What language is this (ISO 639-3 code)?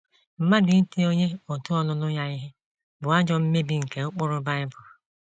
ibo